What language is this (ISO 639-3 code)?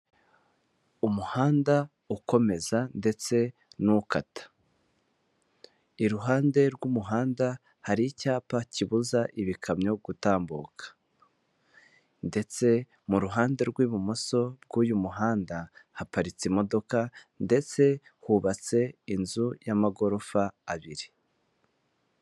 kin